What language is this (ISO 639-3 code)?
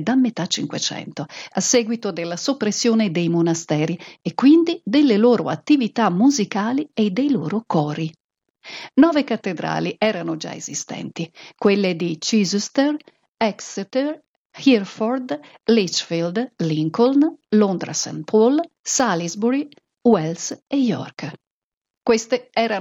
ita